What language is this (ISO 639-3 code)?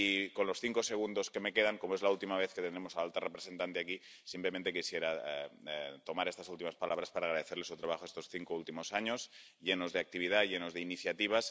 spa